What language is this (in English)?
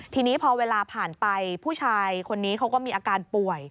Thai